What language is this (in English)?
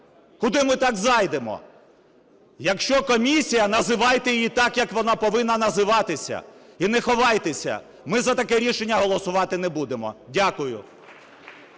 Ukrainian